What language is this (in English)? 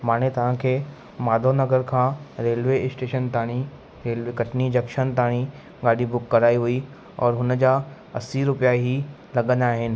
Sindhi